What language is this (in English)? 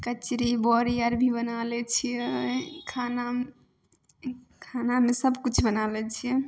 Maithili